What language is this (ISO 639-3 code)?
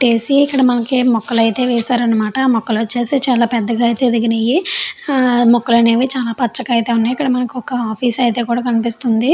tel